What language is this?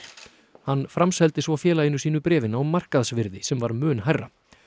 Icelandic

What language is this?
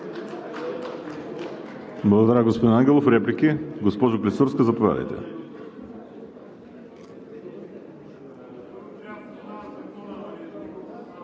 Bulgarian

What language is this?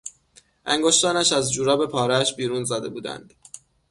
Persian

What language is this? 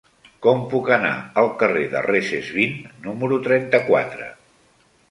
Catalan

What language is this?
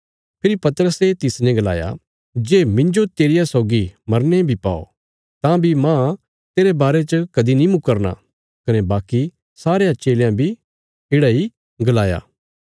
Bilaspuri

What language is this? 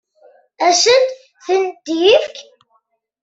Kabyle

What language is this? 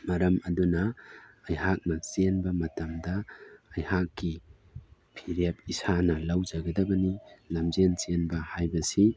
Manipuri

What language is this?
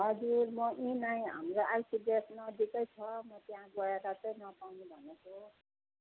Nepali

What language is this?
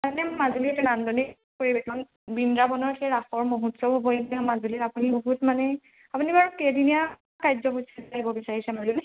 Assamese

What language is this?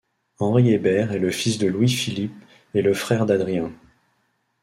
French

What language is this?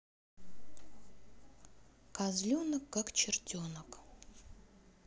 Russian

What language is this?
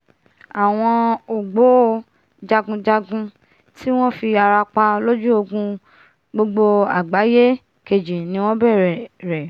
Yoruba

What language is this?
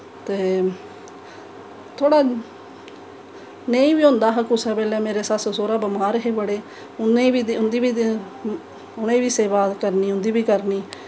Dogri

